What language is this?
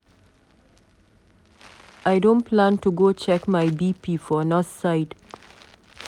Nigerian Pidgin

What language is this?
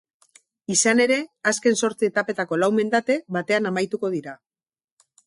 Basque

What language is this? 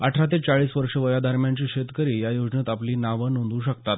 Marathi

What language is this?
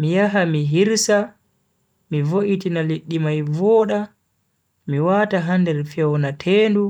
Bagirmi Fulfulde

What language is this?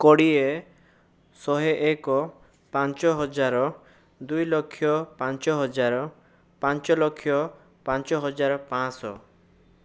Odia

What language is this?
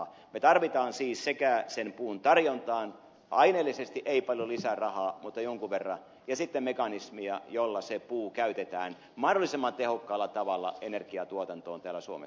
Finnish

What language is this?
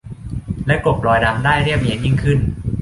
Thai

